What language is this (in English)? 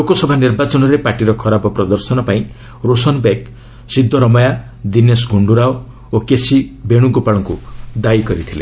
Odia